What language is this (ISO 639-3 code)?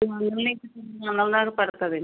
tel